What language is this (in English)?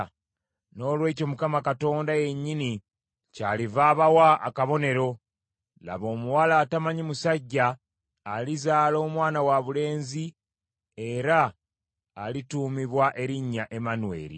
Ganda